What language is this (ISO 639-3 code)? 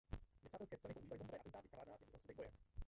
ces